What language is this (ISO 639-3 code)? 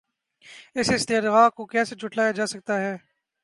urd